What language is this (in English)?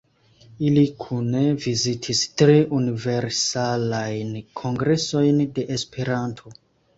Esperanto